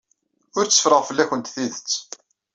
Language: Kabyle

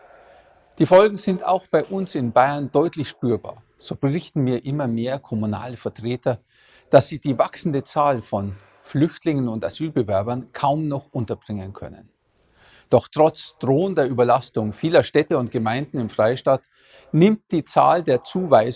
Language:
German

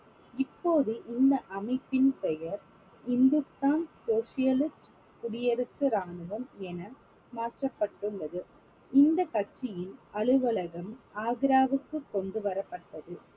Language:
Tamil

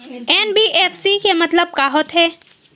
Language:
Chhattisgarhi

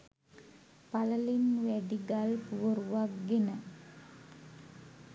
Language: Sinhala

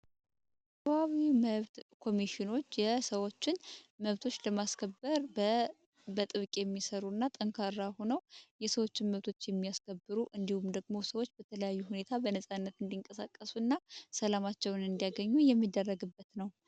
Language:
Amharic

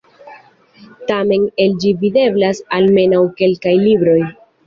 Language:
Esperanto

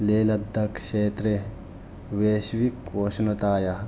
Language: Sanskrit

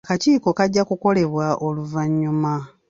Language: Ganda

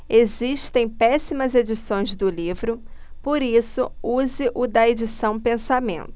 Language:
Portuguese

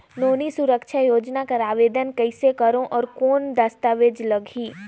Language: Chhattisgarhi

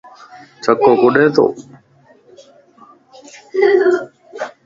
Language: Lasi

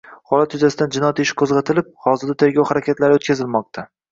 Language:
Uzbek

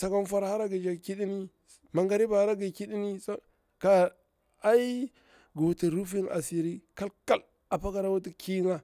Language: Bura-Pabir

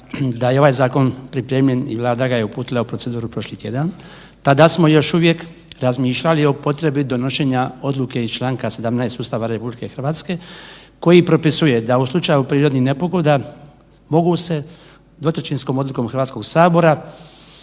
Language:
Croatian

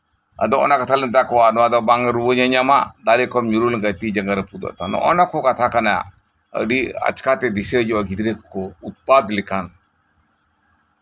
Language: Santali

